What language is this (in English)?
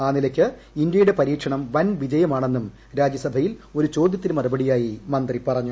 Malayalam